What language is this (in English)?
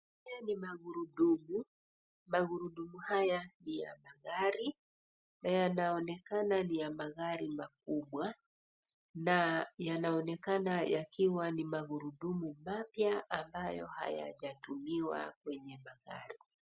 Swahili